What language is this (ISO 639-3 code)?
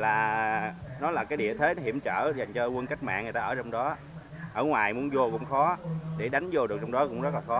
vie